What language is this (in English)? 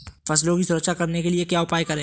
Hindi